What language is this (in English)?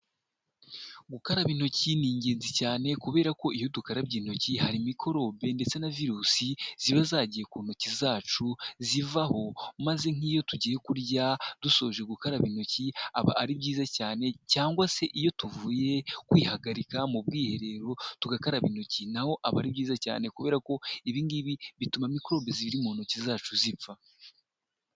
Kinyarwanda